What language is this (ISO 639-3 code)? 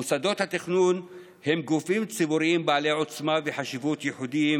heb